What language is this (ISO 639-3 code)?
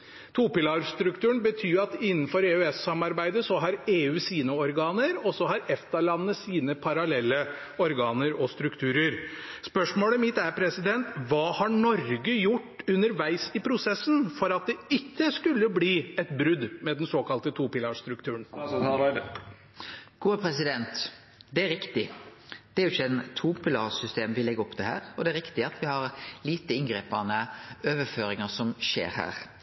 nor